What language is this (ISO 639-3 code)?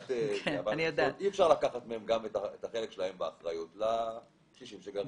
heb